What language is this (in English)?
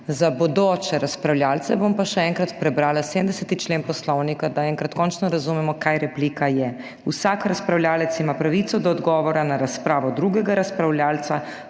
Slovenian